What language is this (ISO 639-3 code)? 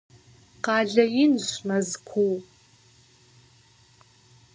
kbd